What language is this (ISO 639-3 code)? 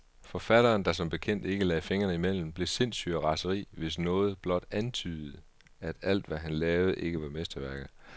dan